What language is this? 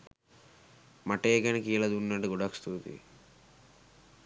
Sinhala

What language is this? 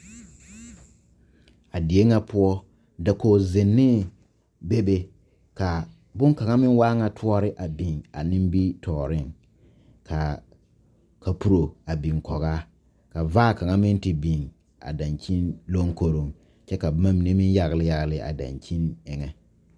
Southern Dagaare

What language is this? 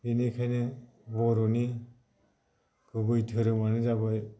Bodo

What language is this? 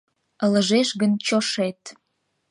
Mari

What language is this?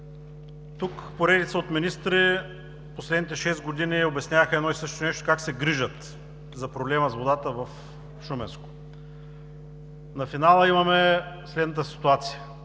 Bulgarian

